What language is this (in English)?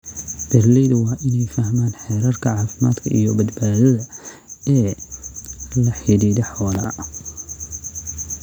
Somali